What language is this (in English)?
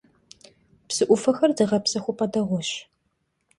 Kabardian